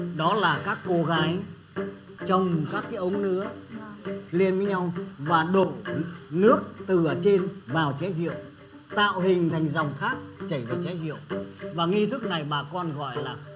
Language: Vietnamese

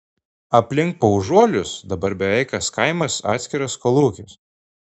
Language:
Lithuanian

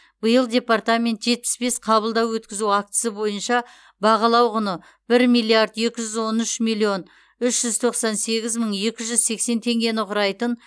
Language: Kazakh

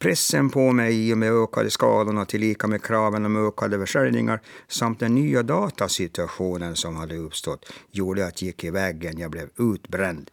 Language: Swedish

